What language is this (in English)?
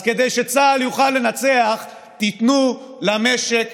Hebrew